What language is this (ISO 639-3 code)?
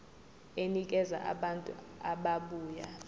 zul